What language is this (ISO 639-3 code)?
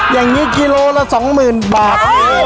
tha